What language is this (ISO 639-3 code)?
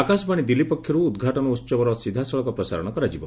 ori